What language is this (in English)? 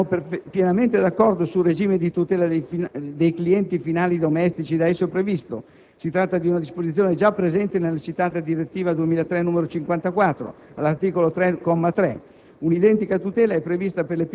Italian